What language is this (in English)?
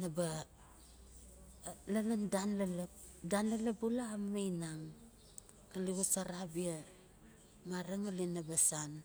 Notsi